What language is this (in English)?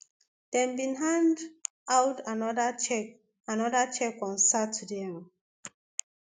Nigerian Pidgin